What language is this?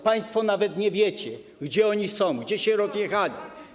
Polish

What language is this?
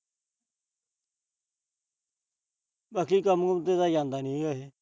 Punjabi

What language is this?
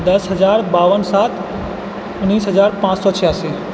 Maithili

